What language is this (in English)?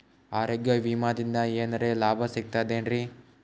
Kannada